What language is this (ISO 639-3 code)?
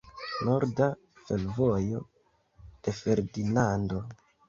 epo